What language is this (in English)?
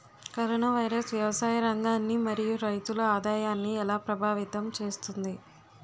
Telugu